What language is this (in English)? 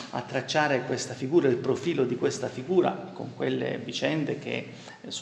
Italian